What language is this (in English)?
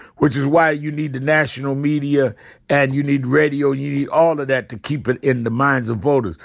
English